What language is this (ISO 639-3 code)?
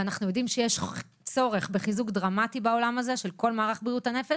heb